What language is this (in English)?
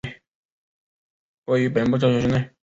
Chinese